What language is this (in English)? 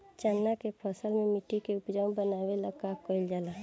Bhojpuri